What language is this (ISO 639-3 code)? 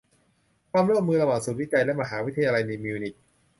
tha